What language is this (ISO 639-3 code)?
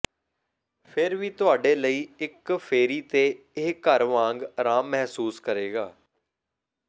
pan